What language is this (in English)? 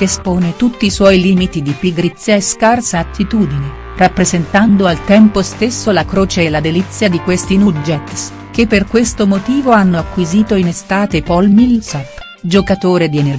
Italian